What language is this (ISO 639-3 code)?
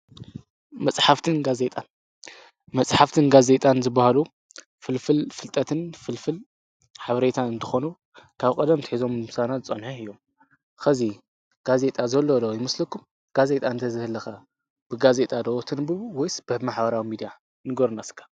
tir